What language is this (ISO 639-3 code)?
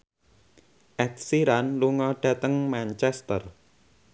jav